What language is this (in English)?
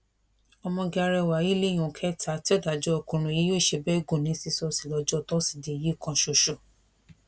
Yoruba